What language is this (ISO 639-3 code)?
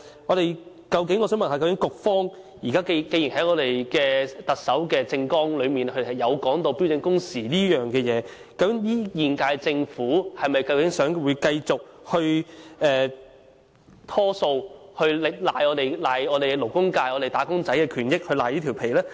yue